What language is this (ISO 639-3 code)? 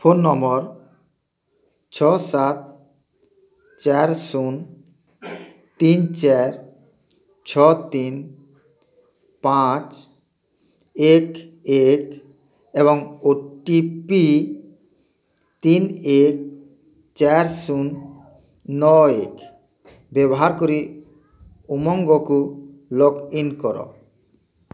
ori